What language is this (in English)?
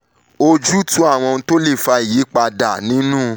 Yoruba